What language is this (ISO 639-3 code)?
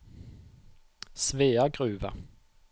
nor